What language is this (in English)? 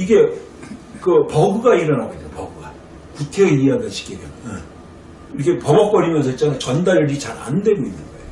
Korean